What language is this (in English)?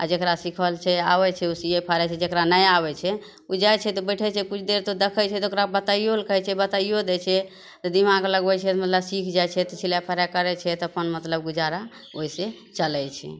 Maithili